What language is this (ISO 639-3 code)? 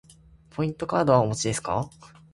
jpn